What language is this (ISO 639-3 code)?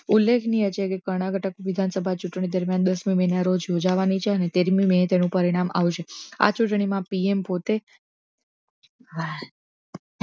guj